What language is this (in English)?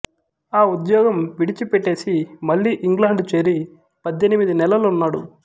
Telugu